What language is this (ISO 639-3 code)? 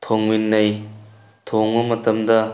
mni